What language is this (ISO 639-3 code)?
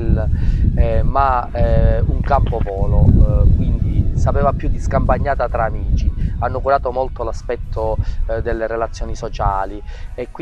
ita